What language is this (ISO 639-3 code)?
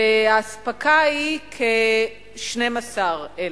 heb